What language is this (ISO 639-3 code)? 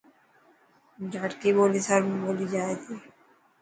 mki